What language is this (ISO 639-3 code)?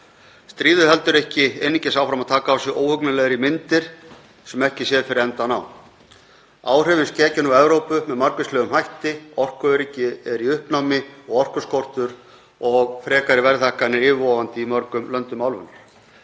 isl